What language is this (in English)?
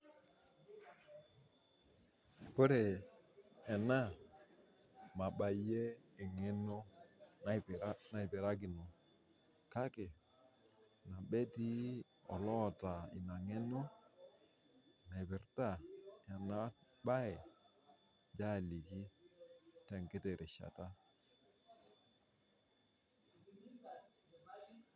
Masai